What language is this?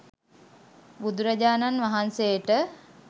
Sinhala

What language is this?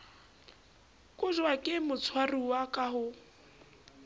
Southern Sotho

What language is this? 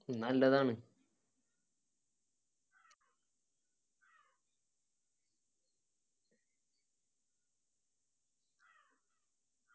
Malayalam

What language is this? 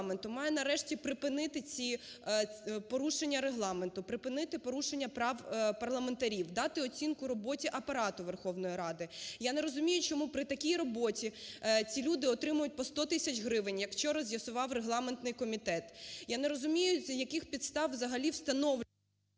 Ukrainian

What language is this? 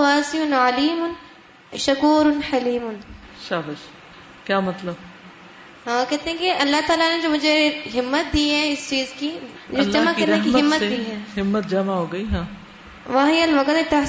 Urdu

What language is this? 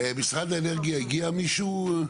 Hebrew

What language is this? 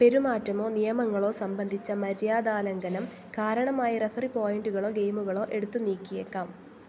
Malayalam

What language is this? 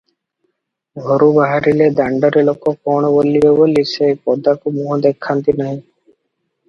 Odia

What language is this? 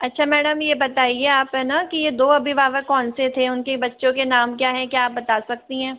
Hindi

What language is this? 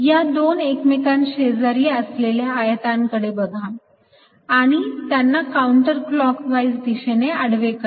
Marathi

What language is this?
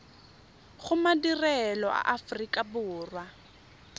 Tswana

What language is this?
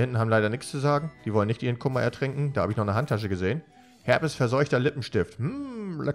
German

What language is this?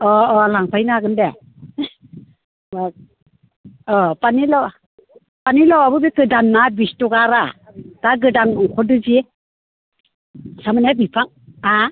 Bodo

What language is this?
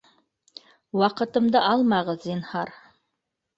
Bashkir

